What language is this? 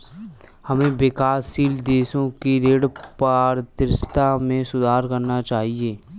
Hindi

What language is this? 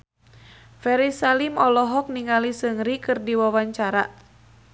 Sundanese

